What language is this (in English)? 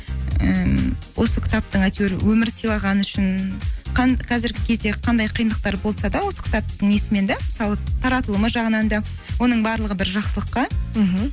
Kazakh